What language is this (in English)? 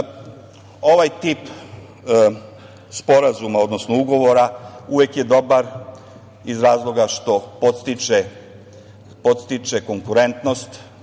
Serbian